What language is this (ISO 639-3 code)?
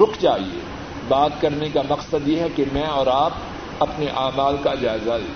urd